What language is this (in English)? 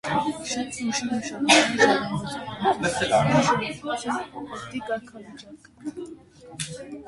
Armenian